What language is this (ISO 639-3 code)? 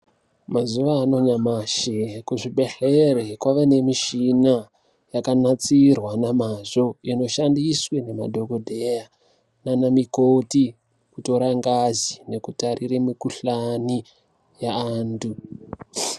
ndc